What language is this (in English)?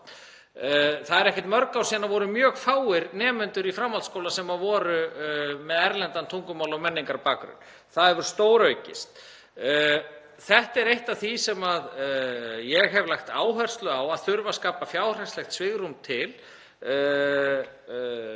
Icelandic